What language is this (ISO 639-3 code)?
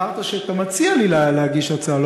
heb